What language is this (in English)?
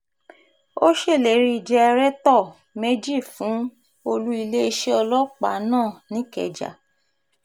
Yoruba